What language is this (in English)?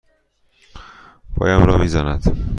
Persian